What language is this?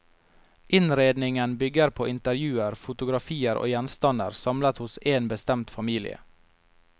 Norwegian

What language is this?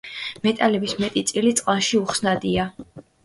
Georgian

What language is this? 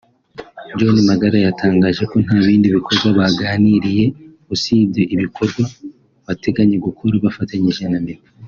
Kinyarwanda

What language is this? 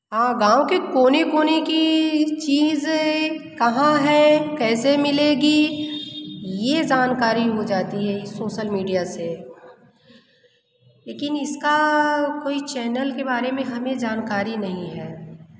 Hindi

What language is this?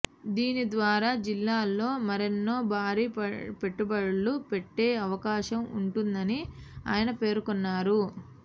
Telugu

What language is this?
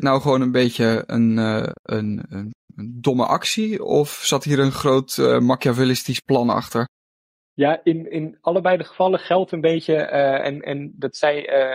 Dutch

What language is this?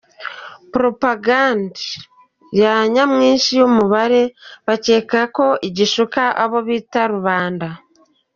Kinyarwanda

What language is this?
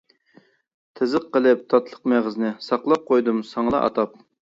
Uyghur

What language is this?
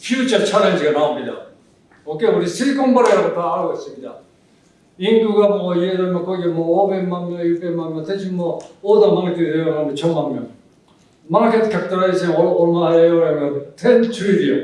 Korean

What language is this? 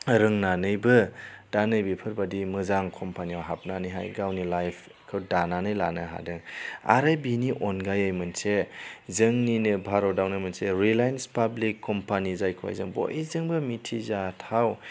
Bodo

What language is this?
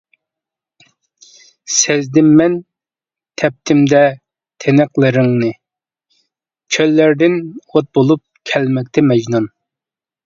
Uyghur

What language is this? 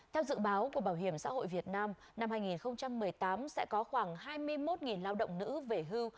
Vietnamese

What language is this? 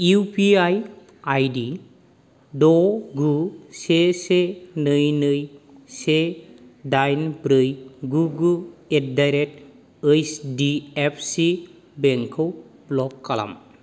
Bodo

